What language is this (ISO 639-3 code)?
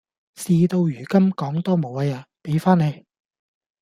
yue